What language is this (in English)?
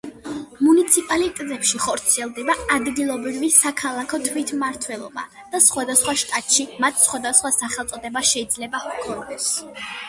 Georgian